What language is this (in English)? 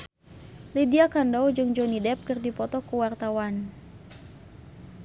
Sundanese